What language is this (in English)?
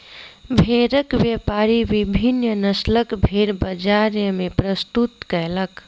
Maithili